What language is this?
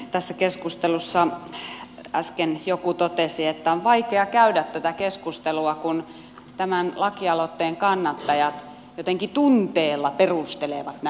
Finnish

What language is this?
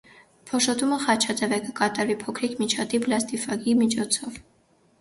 Armenian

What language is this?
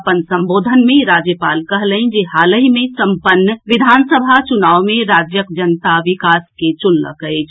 Maithili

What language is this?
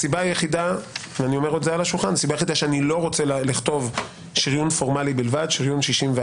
Hebrew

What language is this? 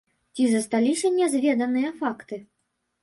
Belarusian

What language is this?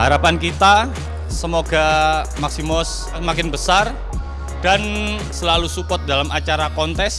Indonesian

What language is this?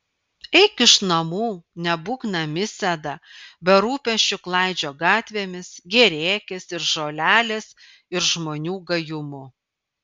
Lithuanian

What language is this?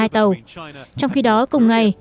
Vietnamese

